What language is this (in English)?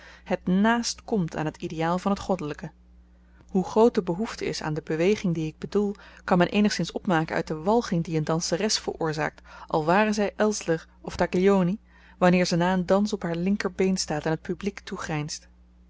Dutch